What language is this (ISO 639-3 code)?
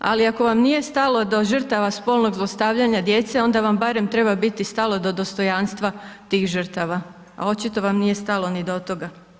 hrv